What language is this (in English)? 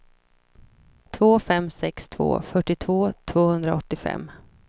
Swedish